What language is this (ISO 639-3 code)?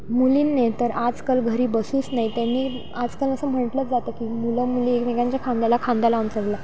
mar